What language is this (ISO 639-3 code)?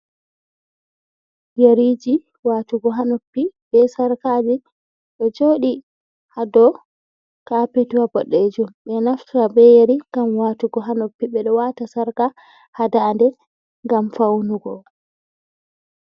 ful